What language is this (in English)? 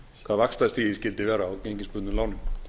Icelandic